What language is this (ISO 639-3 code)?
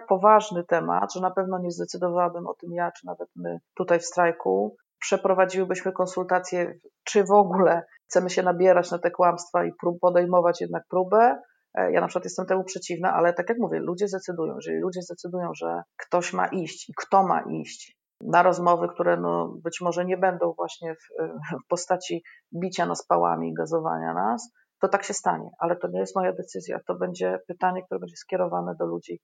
pol